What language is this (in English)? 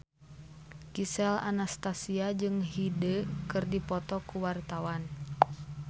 Sundanese